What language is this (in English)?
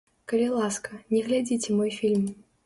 Belarusian